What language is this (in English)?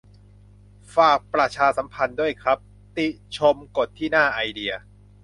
Thai